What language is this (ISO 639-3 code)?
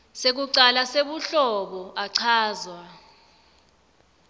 ssw